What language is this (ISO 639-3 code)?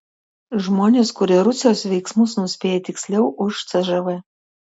lit